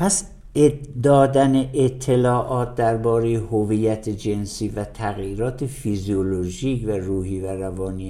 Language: Persian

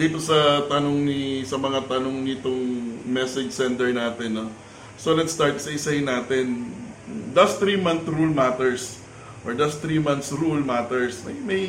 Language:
Filipino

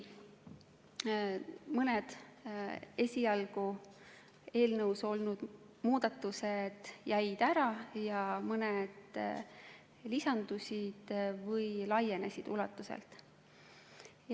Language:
Estonian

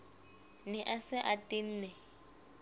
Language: Southern Sotho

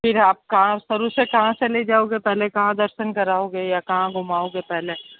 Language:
Hindi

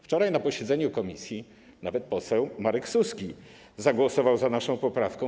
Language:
Polish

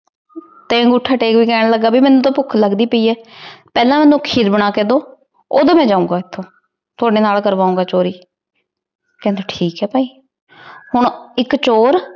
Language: Punjabi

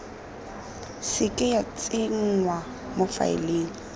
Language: Tswana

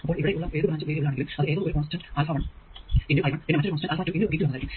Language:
Malayalam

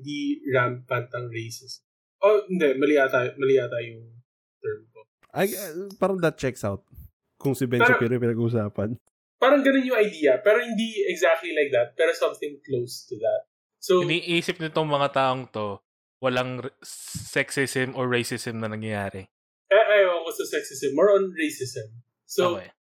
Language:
Filipino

